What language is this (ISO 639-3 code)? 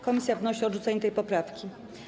pol